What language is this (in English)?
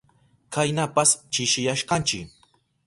Southern Pastaza Quechua